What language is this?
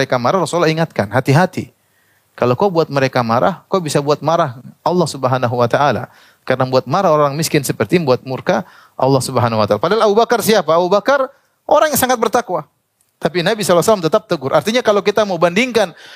Indonesian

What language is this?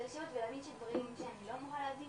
Hebrew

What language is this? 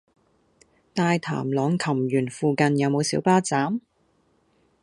Cantonese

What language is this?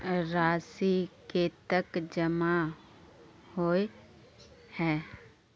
Magahi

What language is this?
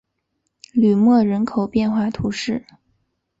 Chinese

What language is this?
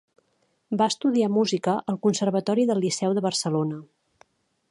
Catalan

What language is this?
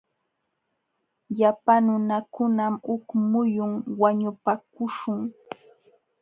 Jauja Wanca Quechua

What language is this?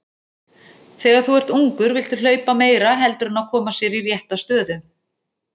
Icelandic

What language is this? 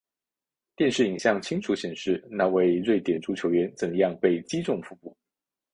Chinese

